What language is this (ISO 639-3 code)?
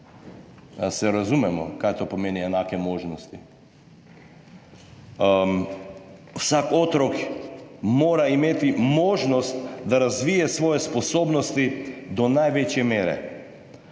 slv